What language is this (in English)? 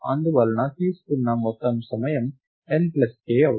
Telugu